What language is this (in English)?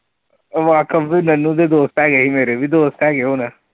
Punjabi